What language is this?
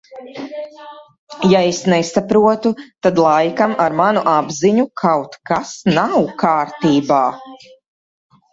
Latvian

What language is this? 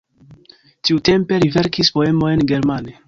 Esperanto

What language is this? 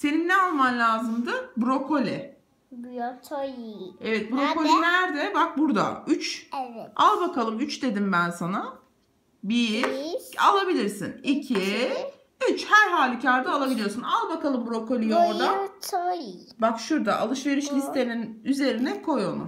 Turkish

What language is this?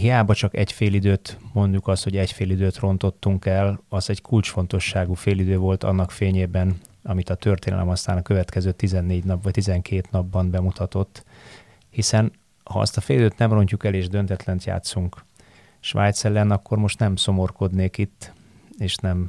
Hungarian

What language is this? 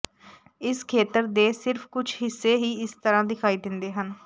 Punjabi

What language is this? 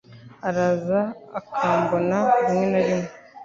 Kinyarwanda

